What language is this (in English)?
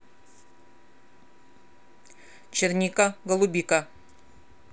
Russian